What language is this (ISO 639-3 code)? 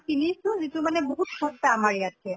asm